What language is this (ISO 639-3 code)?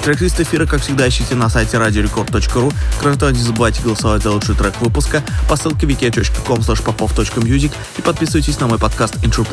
rus